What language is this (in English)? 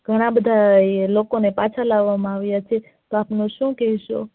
Gujarati